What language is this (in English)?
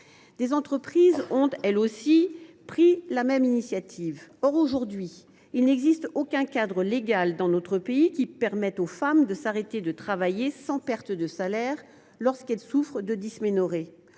French